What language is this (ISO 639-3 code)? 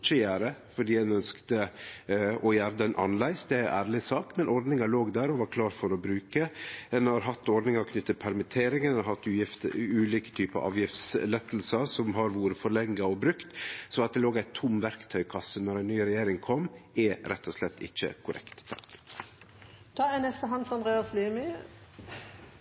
nno